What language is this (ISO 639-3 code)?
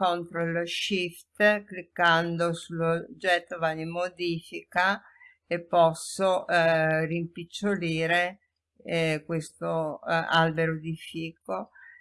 ita